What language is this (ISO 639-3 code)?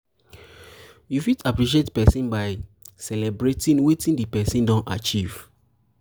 pcm